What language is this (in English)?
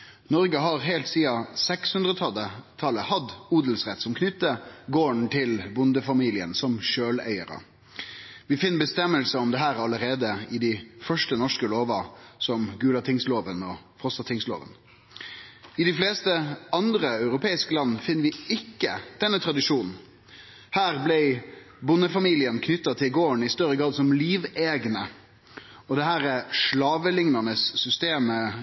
Norwegian Nynorsk